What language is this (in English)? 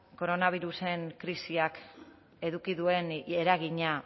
Basque